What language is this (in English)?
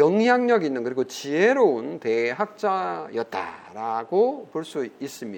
Korean